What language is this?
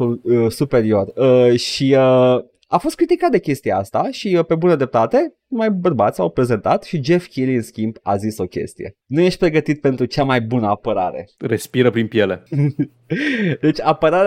Romanian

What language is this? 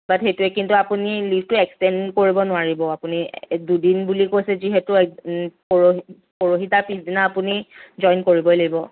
Assamese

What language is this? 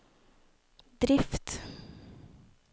Norwegian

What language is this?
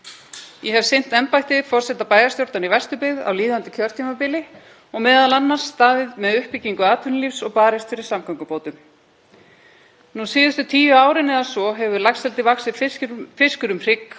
Icelandic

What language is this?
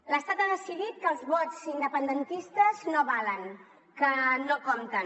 Catalan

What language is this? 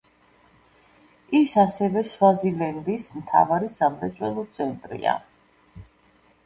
Georgian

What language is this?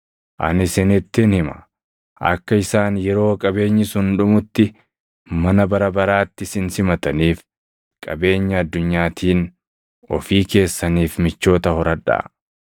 Oromo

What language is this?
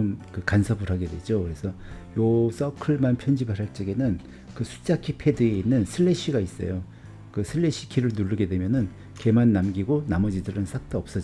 Korean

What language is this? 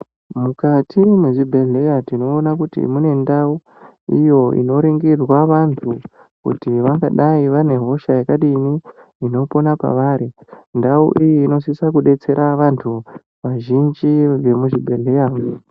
Ndau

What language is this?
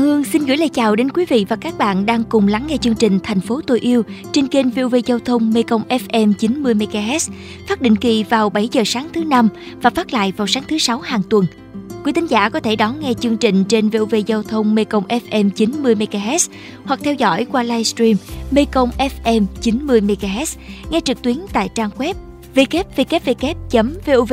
Vietnamese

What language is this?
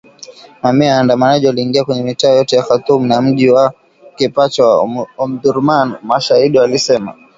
Swahili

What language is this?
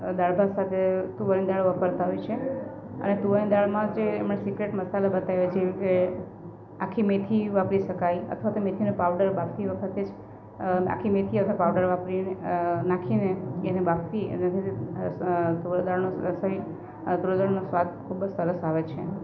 Gujarati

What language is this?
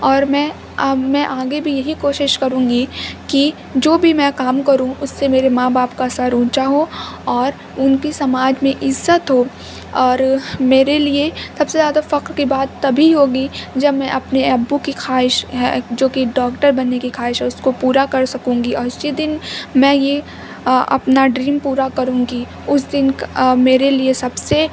Urdu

